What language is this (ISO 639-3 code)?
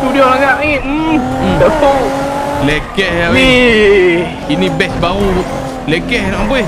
msa